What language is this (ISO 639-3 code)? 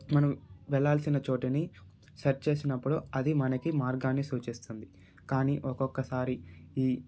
tel